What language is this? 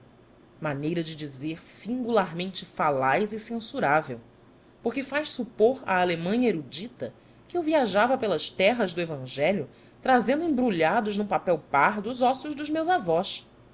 Portuguese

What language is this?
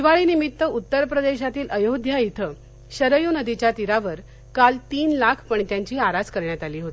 Marathi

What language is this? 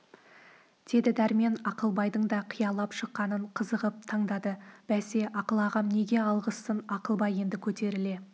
Kazakh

